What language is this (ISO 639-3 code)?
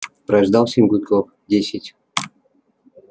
rus